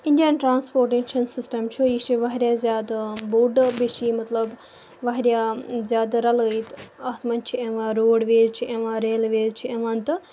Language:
Kashmiri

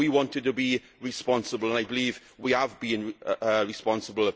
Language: English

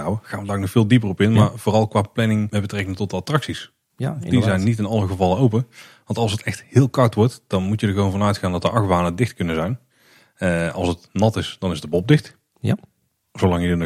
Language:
Dutch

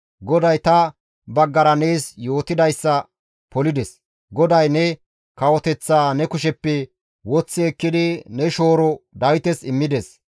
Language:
Gamo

